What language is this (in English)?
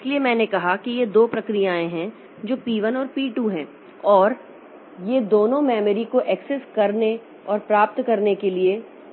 Hindi